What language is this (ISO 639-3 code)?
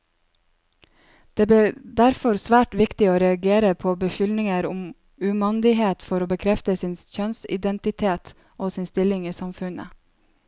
nor